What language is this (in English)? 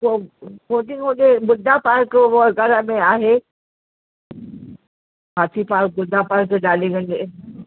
Sindhi